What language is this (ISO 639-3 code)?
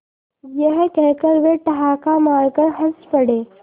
hin